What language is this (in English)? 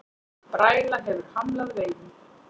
Icelandic